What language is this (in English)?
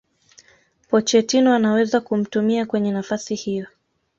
Swahili